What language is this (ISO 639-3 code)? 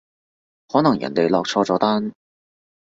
yue